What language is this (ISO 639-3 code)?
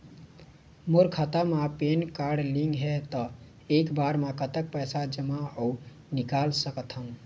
hne